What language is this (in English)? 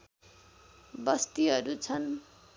Nepali